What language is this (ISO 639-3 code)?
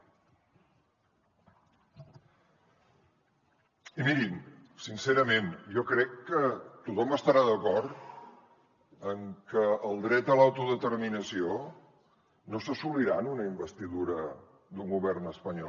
cat